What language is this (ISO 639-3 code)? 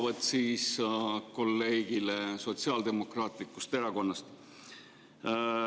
est